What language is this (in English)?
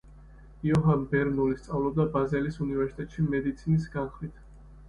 Georgian